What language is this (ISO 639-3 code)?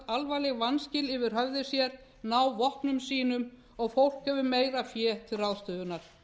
isl